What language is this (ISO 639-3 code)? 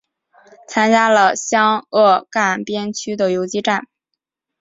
zho